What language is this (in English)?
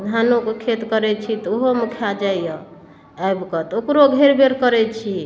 Maithili